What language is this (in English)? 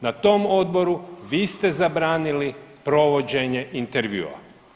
Croatian